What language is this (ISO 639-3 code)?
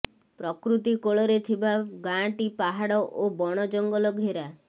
ori